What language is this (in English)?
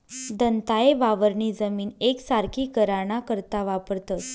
Marathi